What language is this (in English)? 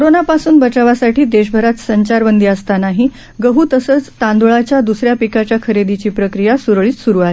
Marathi